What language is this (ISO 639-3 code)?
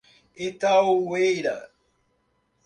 por